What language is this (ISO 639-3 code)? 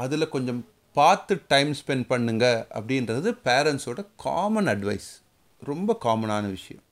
tam